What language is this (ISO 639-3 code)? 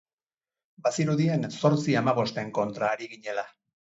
eus